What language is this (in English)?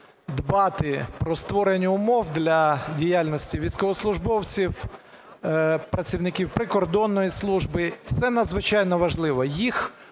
Ukrainian